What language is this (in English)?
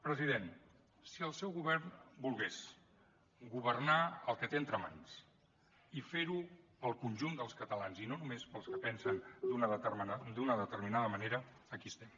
Catalan